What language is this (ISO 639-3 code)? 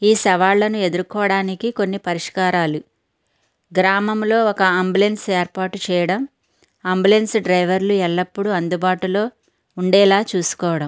tel